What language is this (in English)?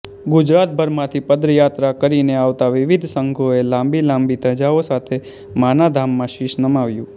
Gujarati